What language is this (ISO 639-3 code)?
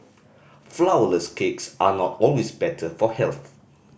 eng